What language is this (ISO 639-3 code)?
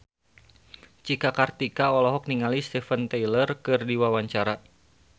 sun